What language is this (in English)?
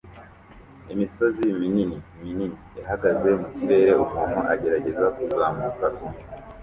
Kinyarwanda